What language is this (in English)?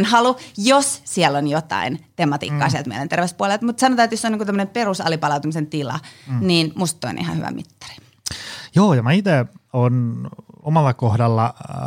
Finnish